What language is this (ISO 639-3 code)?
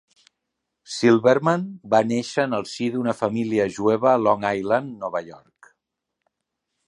cat